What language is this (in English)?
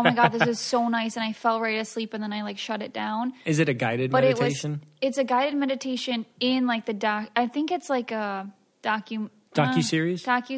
English